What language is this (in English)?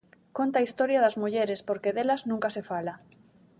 Galician